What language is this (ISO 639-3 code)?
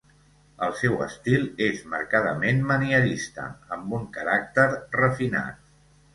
cat